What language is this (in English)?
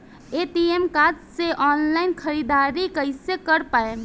Bhojpuri